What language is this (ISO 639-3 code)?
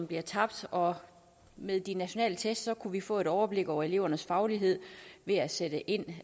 dan